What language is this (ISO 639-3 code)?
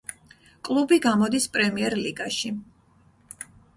kat